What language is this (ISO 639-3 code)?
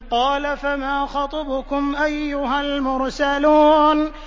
ara